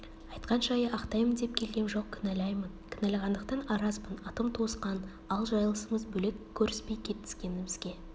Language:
Kazakh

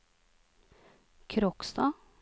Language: Norwegian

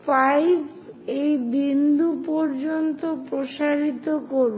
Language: Bangla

